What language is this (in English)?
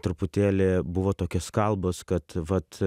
Lithuanian